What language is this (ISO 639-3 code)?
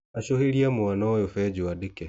kik